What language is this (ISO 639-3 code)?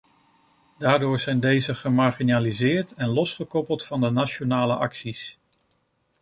nld